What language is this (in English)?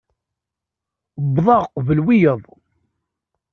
Kabyle